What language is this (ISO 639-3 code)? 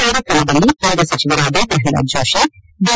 kan